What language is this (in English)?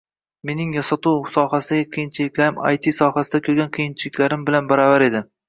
Uzbek